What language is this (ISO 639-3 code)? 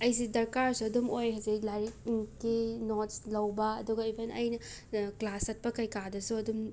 mni